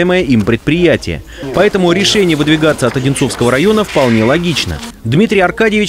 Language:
Russian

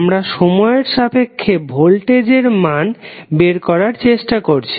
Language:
Bangla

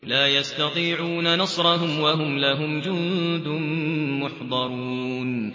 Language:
Arabic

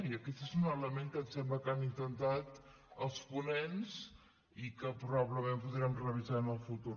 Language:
Catalan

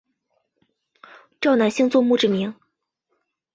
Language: Chinese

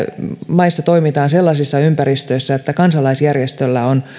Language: Finnish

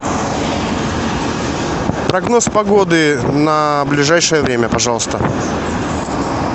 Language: Russian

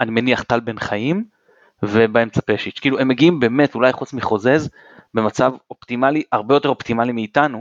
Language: Hebrew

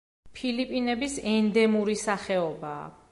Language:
Georgian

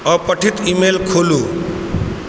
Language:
Maithili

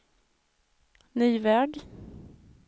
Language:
Swedish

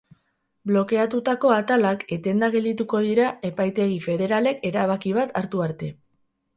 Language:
Basque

